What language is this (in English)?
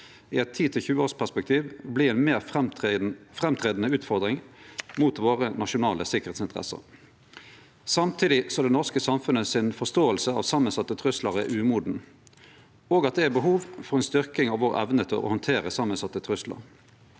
Norwegian